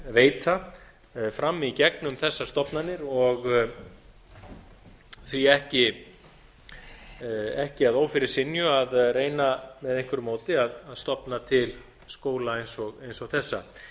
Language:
Icelandic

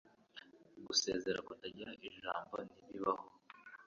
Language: Kinyarwanda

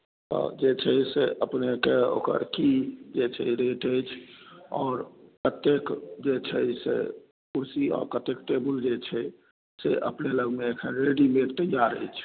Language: Maithili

